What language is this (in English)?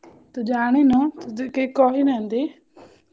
Odia